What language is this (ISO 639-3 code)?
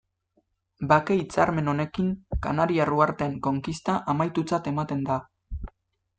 eus